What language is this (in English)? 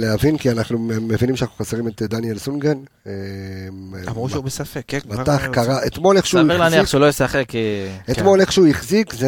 Hebrew